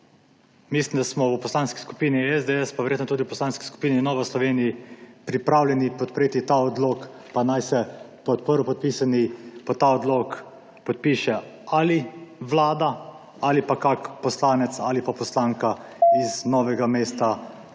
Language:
Slovenian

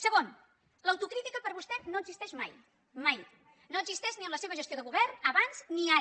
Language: Catalan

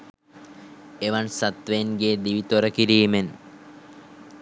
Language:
Sinhala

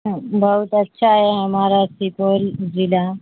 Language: Urdu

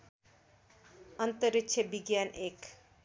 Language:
Nepali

